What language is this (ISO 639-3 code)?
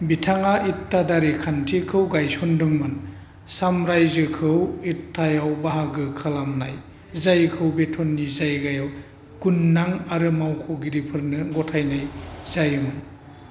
brx